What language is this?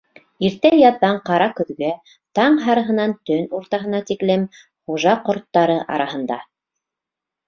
Bashkir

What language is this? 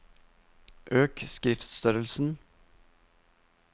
Norwegian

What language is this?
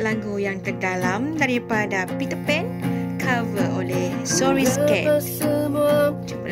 Malay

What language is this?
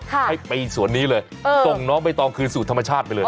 Thai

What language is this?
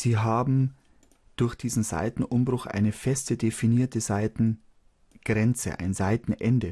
German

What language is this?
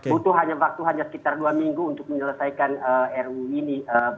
Indonesian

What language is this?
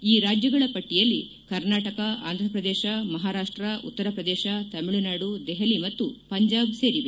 Kannada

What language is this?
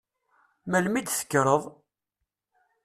Kabyle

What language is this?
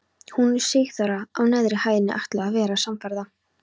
Icelandic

